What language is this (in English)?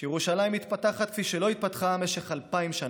Hebrew